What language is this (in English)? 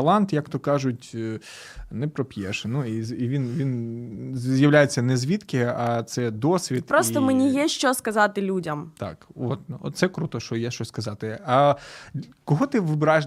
Ukrainian